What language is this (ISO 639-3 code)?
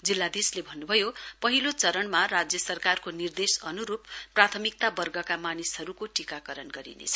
nep